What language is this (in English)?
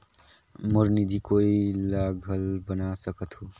Chhattisgarhi